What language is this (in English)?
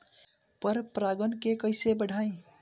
Bhojpuri